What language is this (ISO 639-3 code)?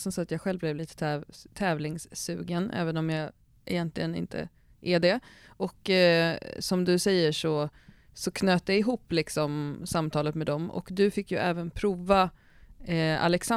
swe